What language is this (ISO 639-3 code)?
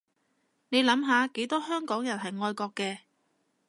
yue